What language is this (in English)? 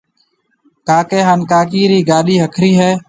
Marwari (Pakistan)